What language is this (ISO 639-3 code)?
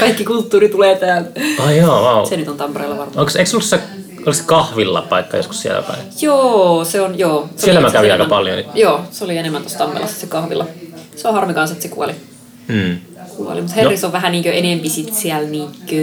fin